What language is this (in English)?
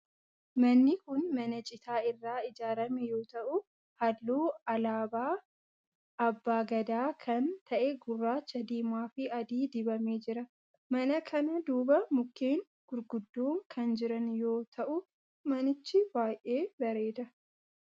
Oromo